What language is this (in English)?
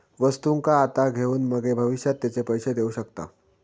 Marathi